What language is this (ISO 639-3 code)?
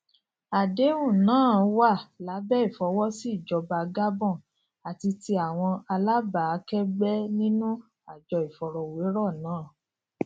yor